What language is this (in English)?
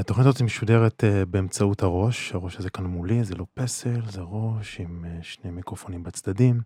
Hebrew